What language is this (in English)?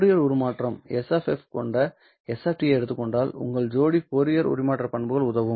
Tamil